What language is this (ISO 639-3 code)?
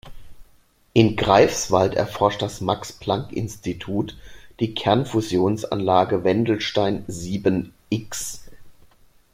deu